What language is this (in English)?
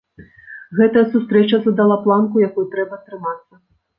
Belarusian